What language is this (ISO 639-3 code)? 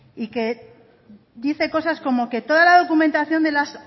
spa